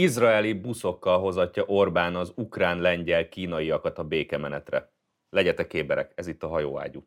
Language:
Hungarian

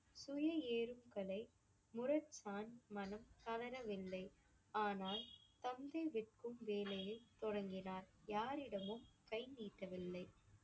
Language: Tamil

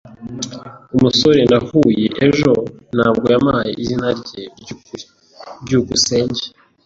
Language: Kinyarwanda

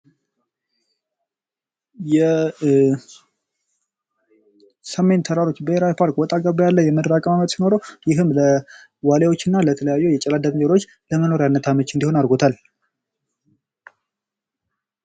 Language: Amharic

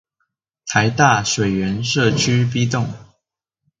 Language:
Chinese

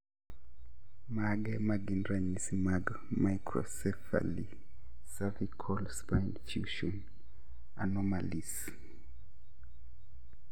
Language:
Luo (Kenya and Tanzania)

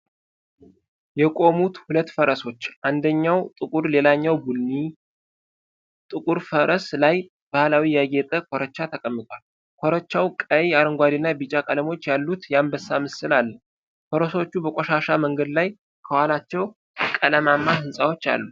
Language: Amharic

